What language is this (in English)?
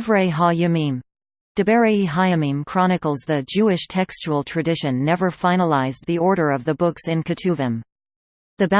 English